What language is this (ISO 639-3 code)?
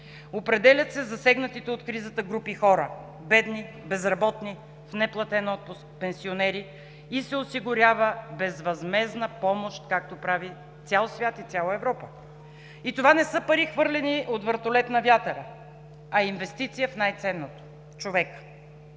bul